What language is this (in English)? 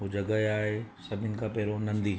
Sindhi